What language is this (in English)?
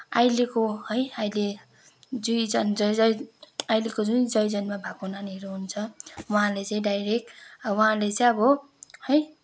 Nepali